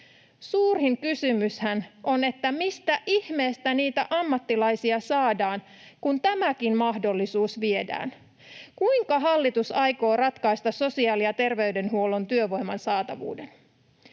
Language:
Finnish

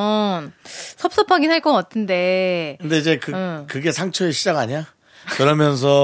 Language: Korean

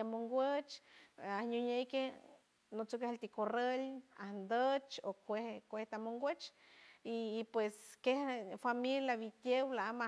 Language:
San Francisco Del Mar Huave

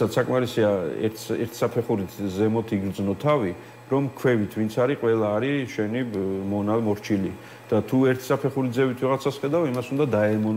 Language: Romanian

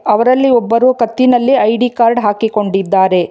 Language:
Kannada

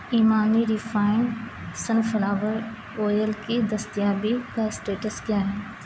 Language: Urdu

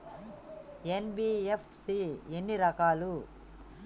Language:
Telugu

